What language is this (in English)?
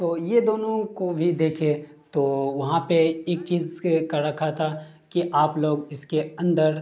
Urdu